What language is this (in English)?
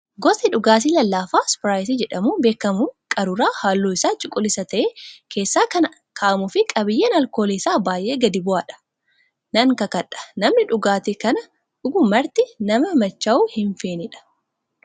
Oromo